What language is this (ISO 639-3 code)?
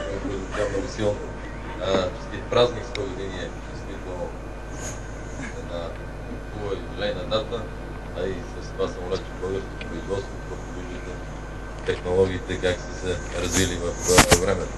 bul